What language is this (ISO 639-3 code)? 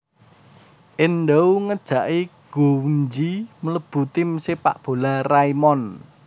jav